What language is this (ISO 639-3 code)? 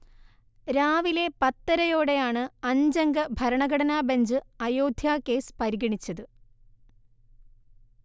mal